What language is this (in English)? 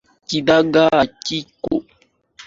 Swahili